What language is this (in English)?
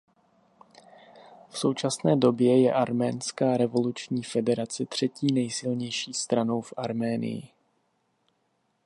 Czech